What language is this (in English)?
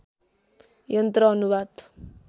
Nepali